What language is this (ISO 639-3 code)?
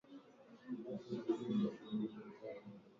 swa